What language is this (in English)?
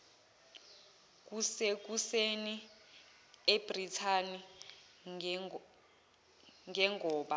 Zulu